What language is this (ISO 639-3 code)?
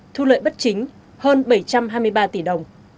vie